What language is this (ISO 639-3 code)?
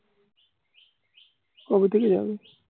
ben